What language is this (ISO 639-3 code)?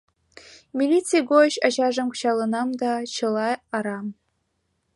chm